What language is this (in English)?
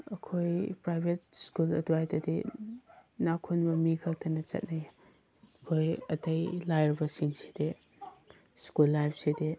Manipuri